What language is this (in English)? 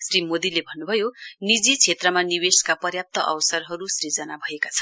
Nepali